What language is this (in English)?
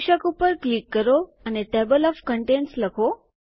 Gujarati